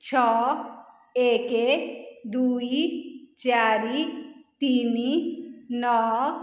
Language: Odia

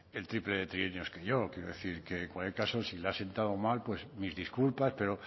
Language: Spanish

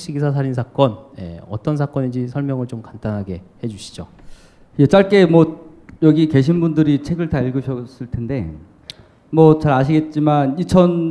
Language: Korean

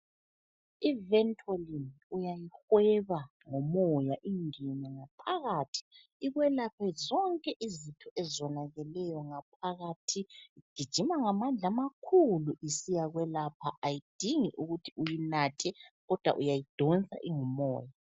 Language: North Ndebele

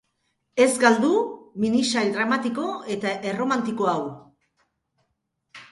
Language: Basque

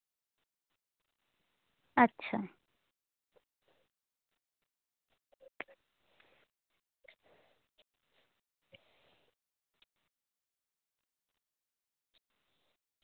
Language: Santali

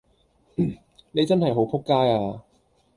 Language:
Cantonese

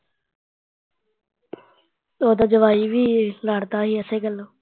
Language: Punjabi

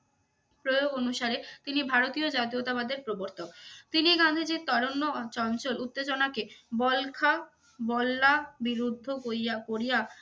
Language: Bangla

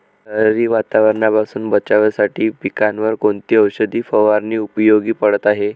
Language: Marathi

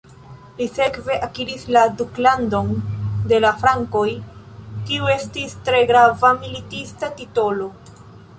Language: Esperanto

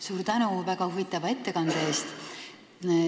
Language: Estonian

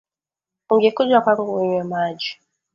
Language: Swahili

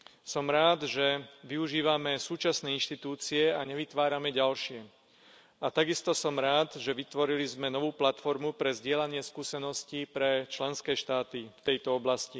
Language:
Slovak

